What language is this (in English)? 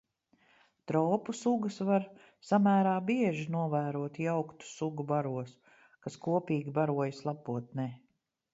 Latvian